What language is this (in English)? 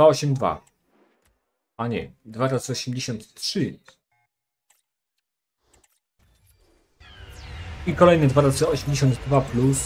Polish